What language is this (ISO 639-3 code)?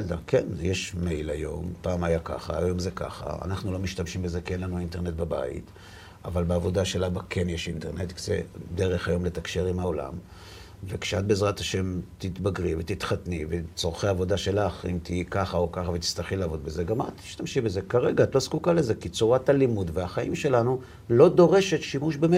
heb